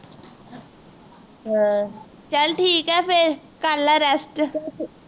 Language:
Punjabi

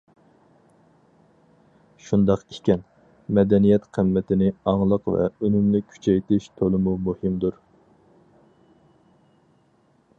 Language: Uyghur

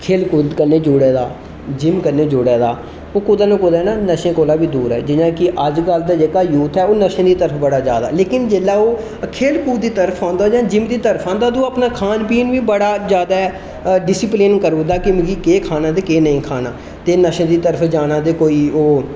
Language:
Dogri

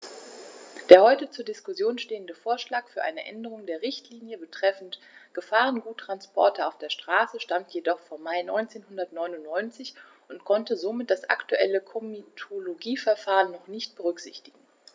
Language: German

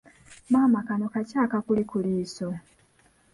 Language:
Ganda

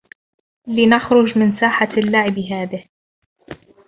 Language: Arabic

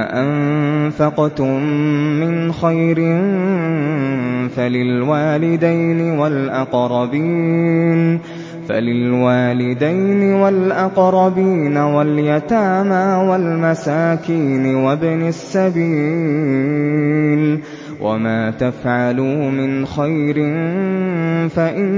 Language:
Arabic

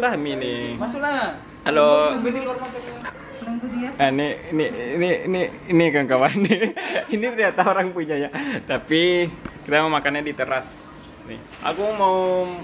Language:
Indonesian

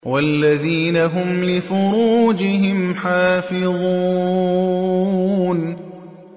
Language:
Arabic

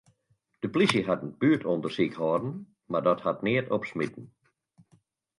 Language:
Western Frisian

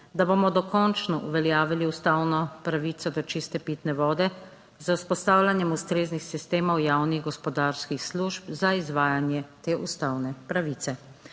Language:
Slovenian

